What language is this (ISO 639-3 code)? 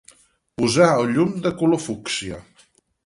cat